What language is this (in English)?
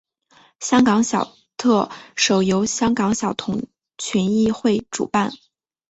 Chinese